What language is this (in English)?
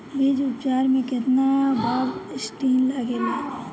Bhojpuri